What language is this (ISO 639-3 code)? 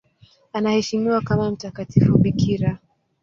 swa